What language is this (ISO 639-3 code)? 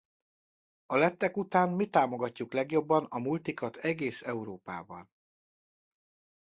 hun